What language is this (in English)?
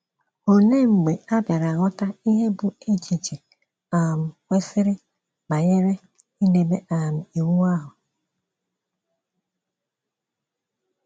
Igbo